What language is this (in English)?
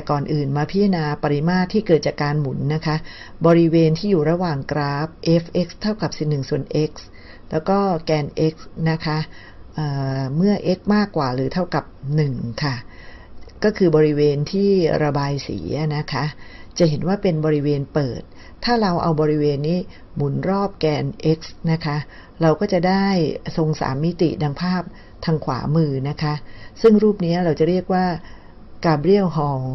Thai